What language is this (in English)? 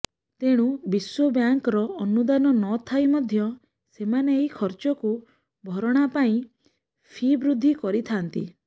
Odia